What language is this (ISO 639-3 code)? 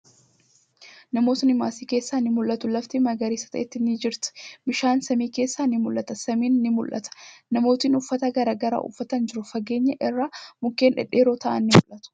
orm